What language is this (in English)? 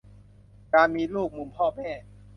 Thai